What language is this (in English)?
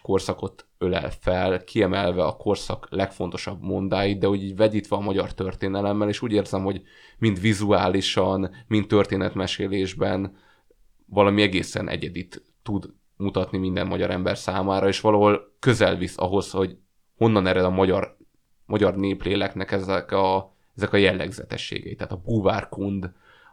Hungarian